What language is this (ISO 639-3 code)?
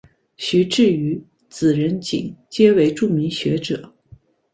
zho